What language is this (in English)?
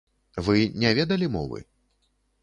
Belarusian